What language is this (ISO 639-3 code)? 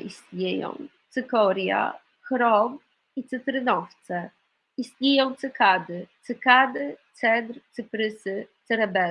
pol